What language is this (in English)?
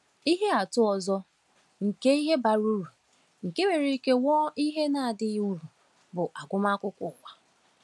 Igbo